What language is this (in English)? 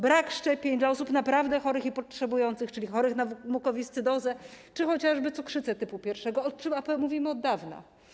Polish